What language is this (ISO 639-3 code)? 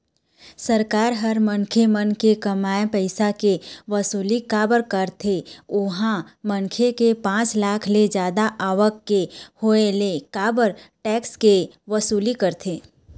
hne